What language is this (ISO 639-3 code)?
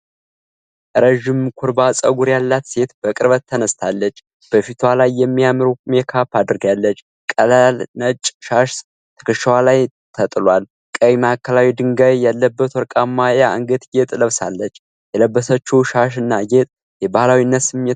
amh